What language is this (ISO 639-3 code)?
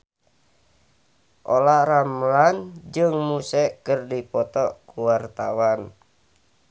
sun